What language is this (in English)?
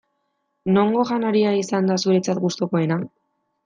Basque